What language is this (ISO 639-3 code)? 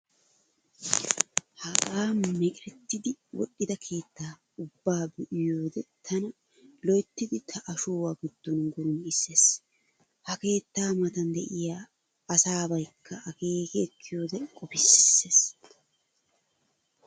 wal